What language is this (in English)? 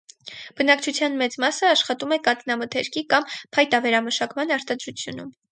Armenian